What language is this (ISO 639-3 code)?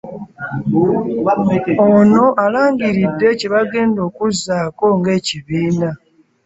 lug